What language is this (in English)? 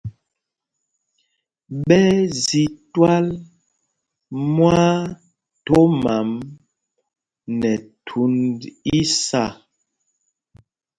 Mpumpong